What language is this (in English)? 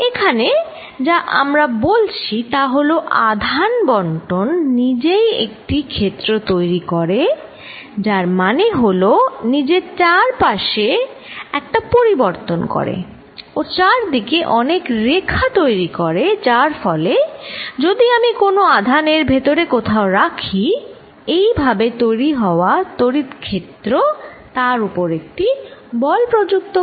Bangla